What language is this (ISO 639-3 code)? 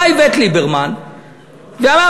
heb